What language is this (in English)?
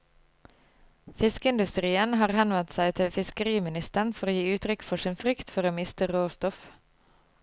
Norwegian